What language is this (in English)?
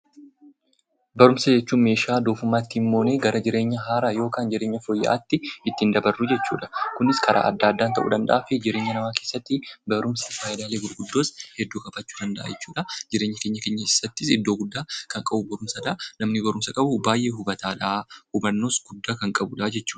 Oromo